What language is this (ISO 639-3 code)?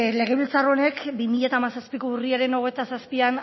eus